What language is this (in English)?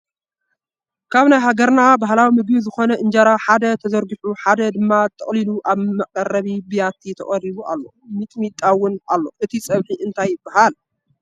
Tigrinya